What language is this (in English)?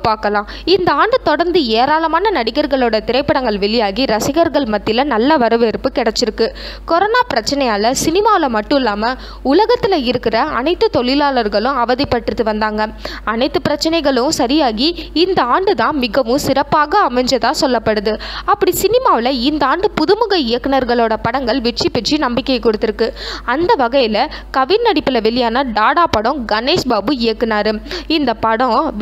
Vietnamese